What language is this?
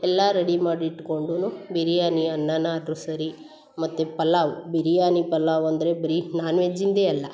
Kannada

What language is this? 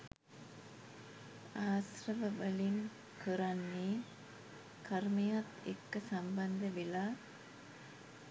Sinhala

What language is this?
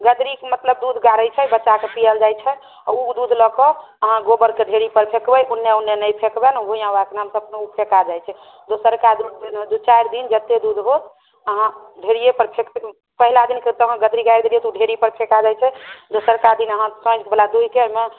Maithili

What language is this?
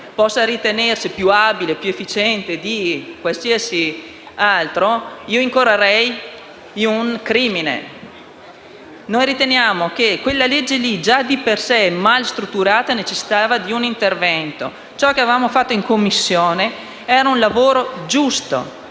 Italian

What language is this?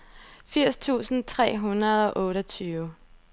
Danish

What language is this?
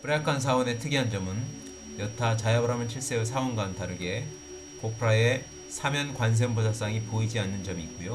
Korean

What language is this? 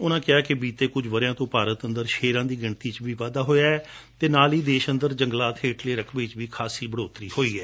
Punjabi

